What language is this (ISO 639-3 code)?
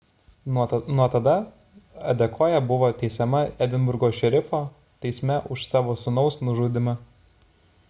lit